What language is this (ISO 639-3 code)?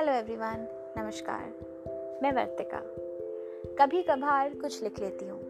hin